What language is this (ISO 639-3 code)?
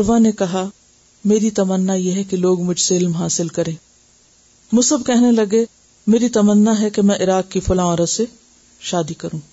urd